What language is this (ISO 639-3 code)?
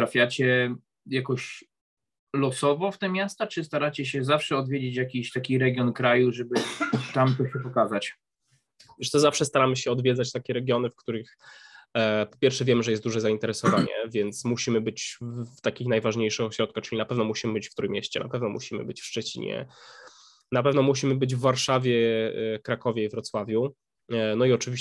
pol